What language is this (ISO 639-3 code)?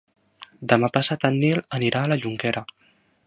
cat